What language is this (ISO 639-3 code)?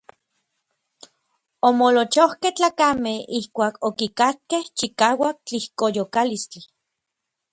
nlv